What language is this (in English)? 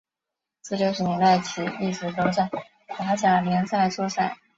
Chinese